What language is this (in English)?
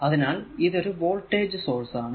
Malayalam